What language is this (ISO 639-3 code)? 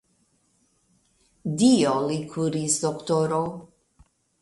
epo